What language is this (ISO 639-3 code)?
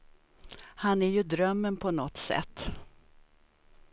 swe